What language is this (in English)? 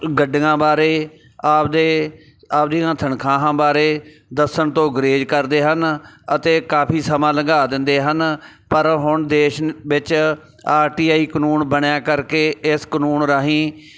Punjabi